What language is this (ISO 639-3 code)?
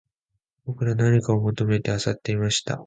jpn